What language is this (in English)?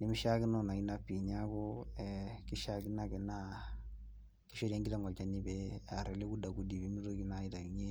Masai